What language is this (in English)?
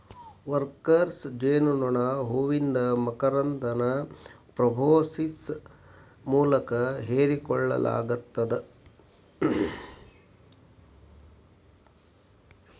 Kannada